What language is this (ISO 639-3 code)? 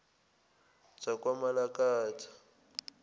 zul